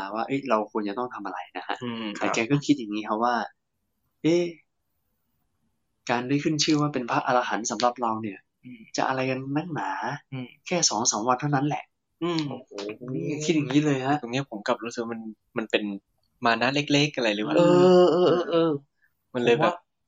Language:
Thai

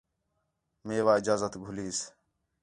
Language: Khetrani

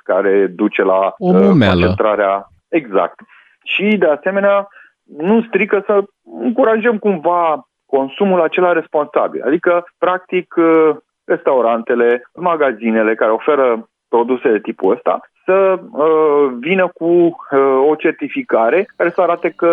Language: Romanian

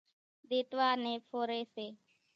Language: Kachi Koli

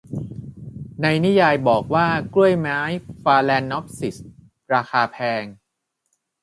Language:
Thai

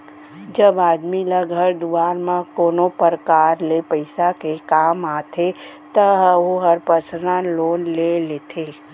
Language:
Chhattisgarhi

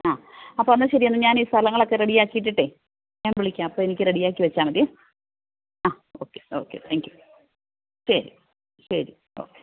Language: Malayalam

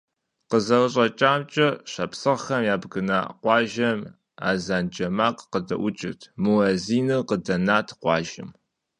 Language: Kabardian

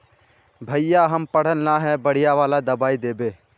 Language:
Magahi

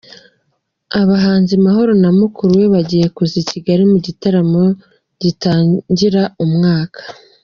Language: Kinyarwanda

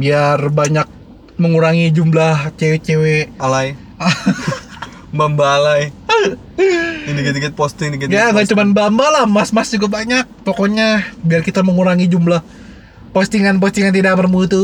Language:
Indonesian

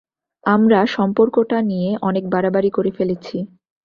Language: Bangla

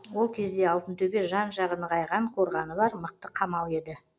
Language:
Kazakh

